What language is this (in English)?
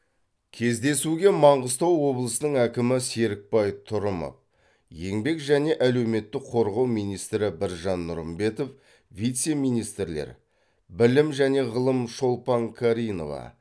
Kazakh